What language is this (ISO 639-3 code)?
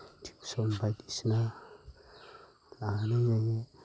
brx